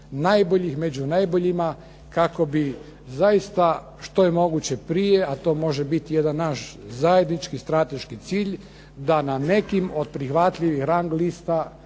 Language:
Croatian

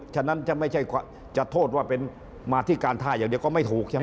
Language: Thai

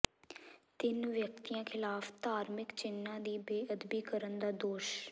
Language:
Punjabi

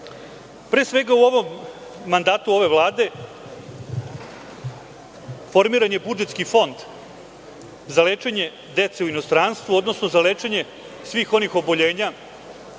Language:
Serbian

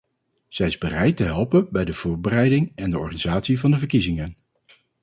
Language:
Dutch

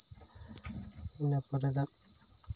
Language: Santali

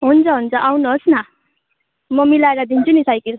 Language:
Nepali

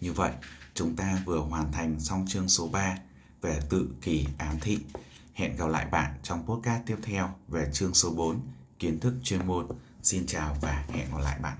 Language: Vietnamese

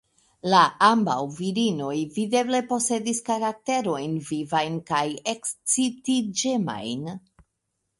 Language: Esperanto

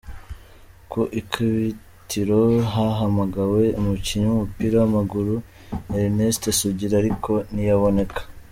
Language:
Kinyarwanda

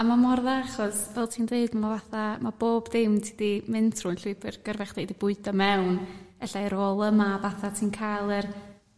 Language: Welsh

